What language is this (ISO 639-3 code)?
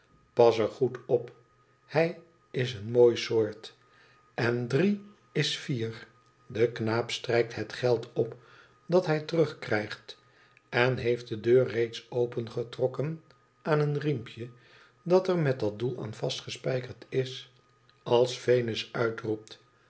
nld